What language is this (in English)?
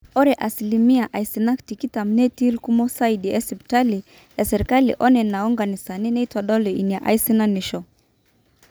Masai